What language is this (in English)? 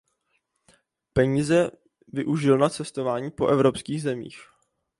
Czech